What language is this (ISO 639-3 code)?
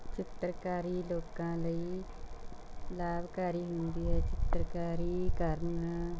pan